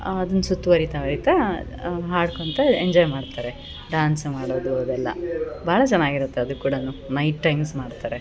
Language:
Kannada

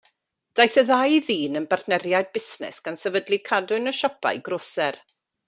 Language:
Welsh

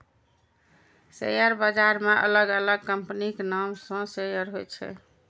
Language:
Maithili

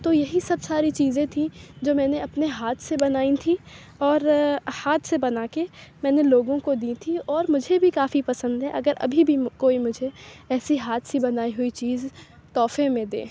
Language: Urdu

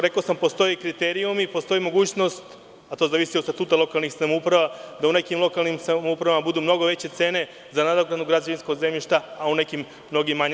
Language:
Serbian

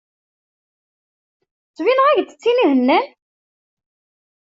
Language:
Kabyle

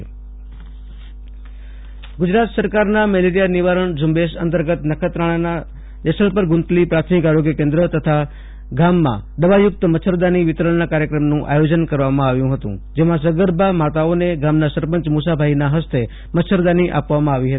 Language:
Gujarati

